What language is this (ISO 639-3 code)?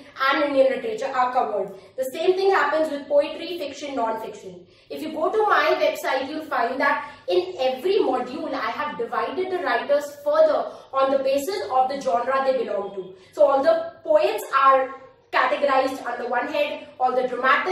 eng